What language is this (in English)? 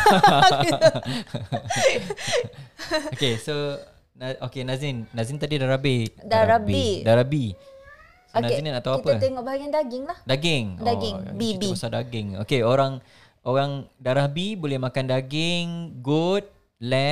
Malay